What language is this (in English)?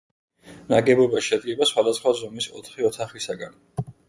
Georgian